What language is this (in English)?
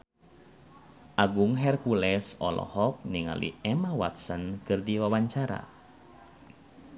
Sundanese